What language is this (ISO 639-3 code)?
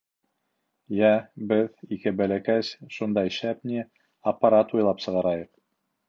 bak